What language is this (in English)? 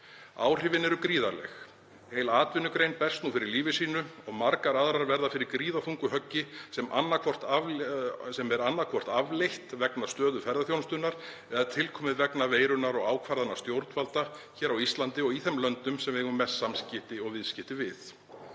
Icelandic